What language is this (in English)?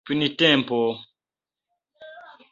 Esperanto